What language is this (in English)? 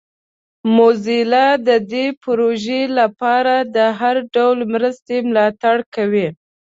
Pashto